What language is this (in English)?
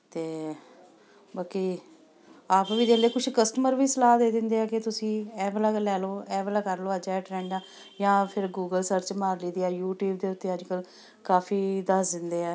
Punjabi